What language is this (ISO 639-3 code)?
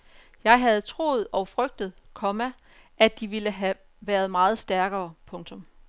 dan